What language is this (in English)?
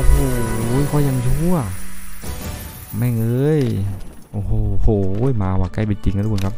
Thai